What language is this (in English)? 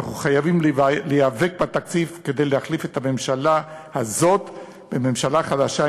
Hebrew